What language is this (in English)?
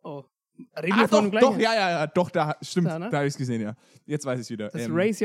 German